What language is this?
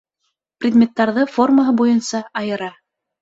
Bashkir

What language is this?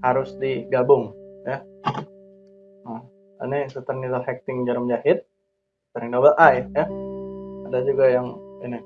Indonesian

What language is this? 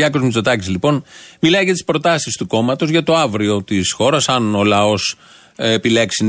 Greek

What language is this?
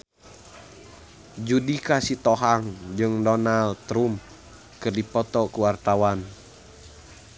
Sundanese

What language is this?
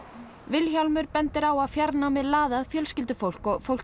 Icelandic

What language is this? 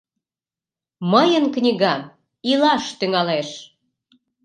Mari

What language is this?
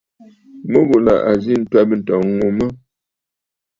Bafut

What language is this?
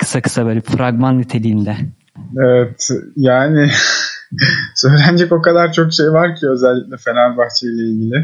Turkish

